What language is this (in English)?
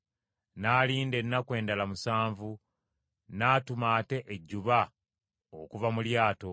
Ganda